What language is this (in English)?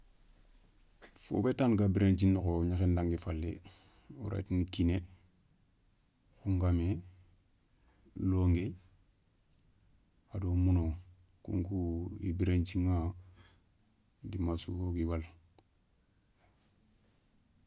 Soninke